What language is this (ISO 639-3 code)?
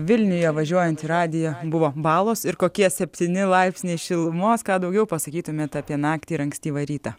lit